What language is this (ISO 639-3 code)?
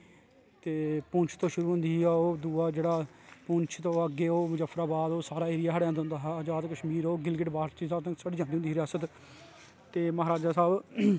doi